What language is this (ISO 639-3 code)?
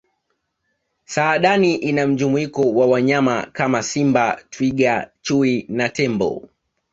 swa